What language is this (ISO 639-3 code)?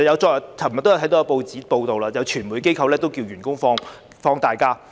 yue